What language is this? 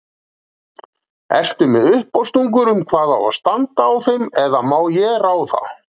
Icelandic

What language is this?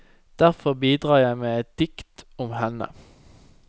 Norwegian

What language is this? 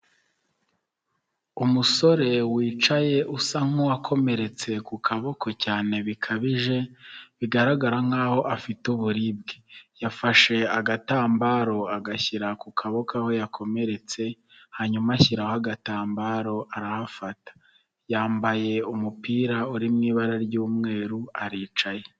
Kinyarwanda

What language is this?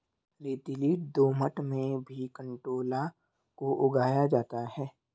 Hindi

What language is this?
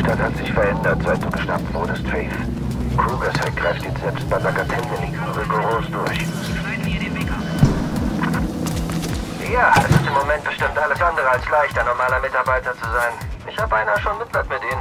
German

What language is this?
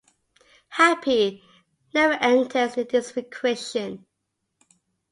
English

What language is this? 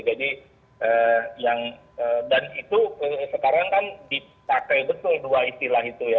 Indonesian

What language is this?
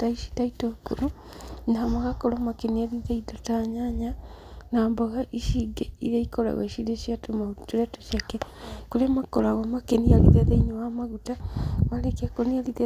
Kikuyu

